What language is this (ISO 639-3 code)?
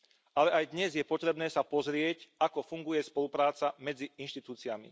slk